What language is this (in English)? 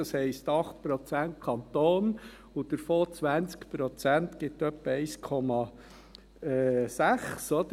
Swiss German